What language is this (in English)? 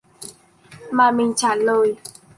Vietnamese